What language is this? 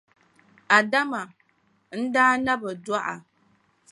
Dagbani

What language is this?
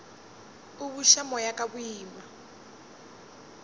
Northern Sotho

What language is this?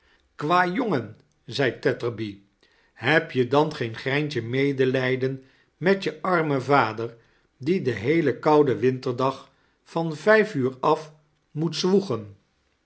Dutch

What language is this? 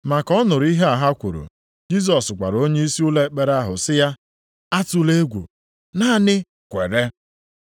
Igbo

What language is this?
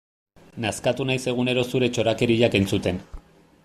Basque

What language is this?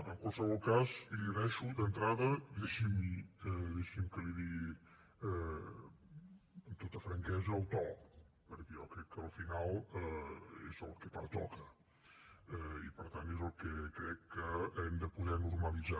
Catalan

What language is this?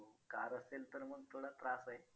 Marathi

